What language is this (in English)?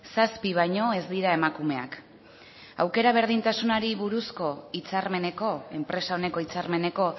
Basque